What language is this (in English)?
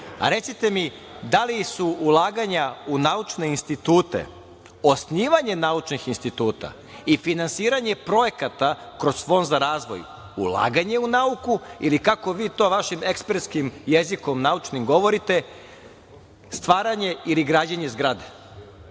Serbian